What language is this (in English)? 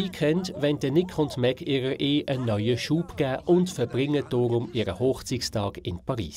German